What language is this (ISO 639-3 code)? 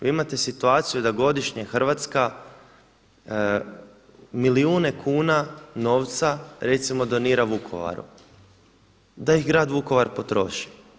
hrv